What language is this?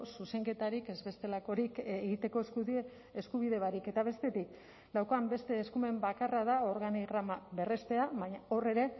Basque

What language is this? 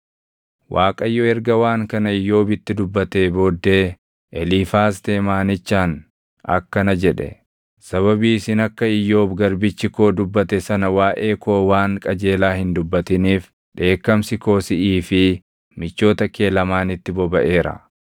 Oromo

